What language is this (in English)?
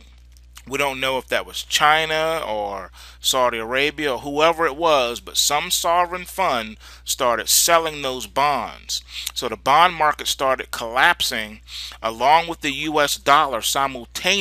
English